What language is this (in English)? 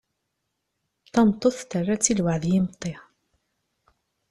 Kabyle